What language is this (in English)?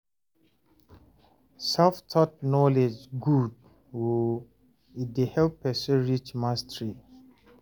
Nigerian Pidgin